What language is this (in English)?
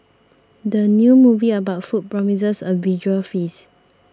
English